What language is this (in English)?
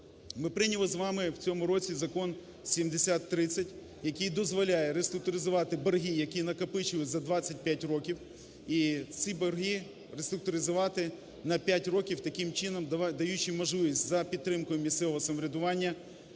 Ukrainian